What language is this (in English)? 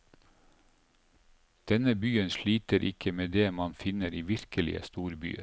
Norwegian